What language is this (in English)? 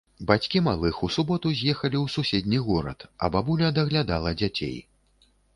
Belarusian